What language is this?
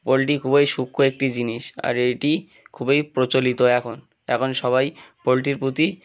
Bangla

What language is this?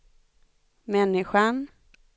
Swedish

